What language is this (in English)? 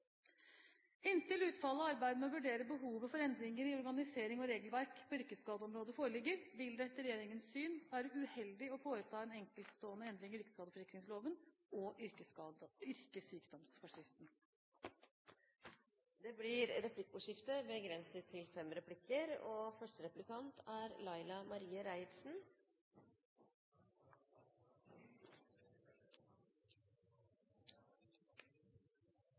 Norwegian